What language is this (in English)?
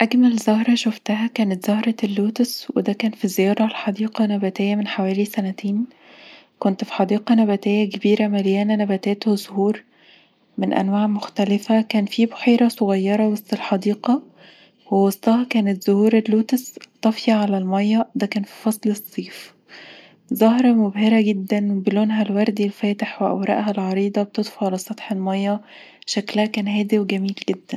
Egyptian Arabic